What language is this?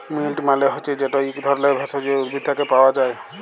Bangla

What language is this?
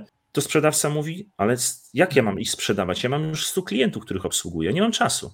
Polish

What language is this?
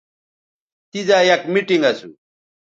Bateri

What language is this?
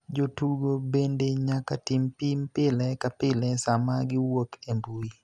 Luo (Kenya and Tanzania)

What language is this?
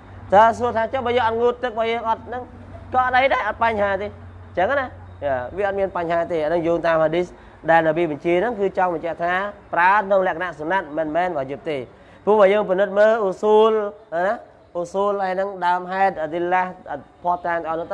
Vietnamese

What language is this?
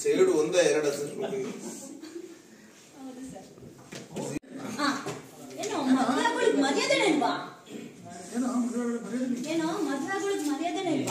Arabic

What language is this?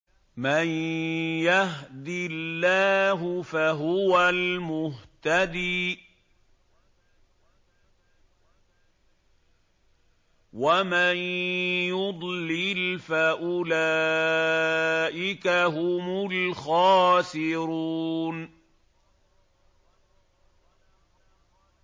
Arabic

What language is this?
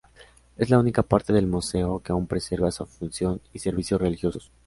Spanish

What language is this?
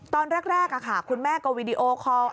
Thai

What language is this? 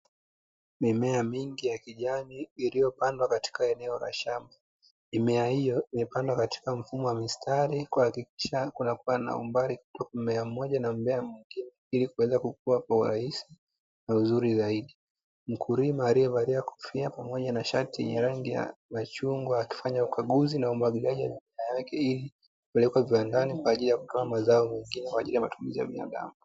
Swahili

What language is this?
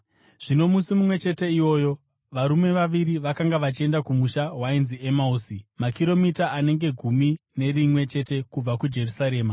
Shona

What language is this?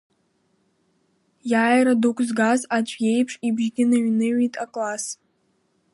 Abkhazian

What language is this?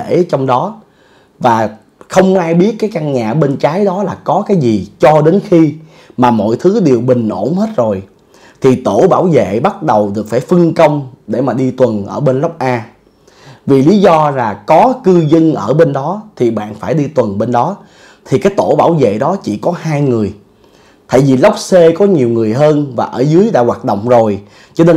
Vietnamese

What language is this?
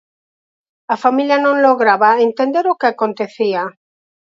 Galician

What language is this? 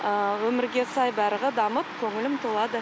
Kazakh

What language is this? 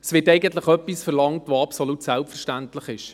Swiss German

